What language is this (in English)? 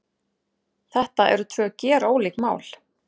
Icelandic